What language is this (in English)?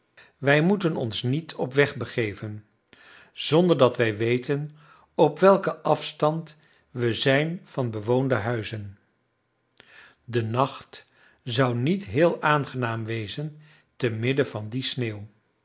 Dutch